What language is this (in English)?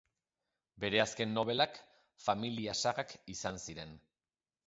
Basque